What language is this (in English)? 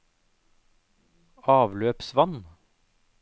Norwegian